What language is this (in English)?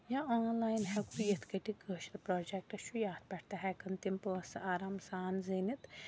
Kashmiri